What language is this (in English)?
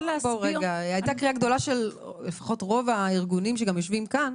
Hebrew